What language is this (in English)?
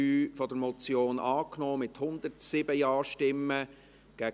Swiss German